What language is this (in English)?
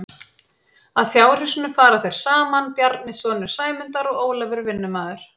Icelandic